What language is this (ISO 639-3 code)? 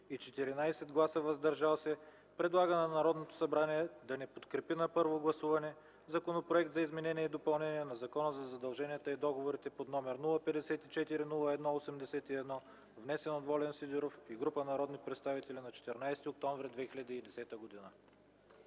bul